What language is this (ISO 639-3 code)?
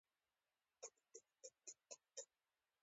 pus